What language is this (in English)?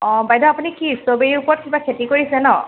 Assamese